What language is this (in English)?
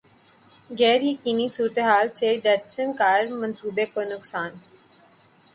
Urdu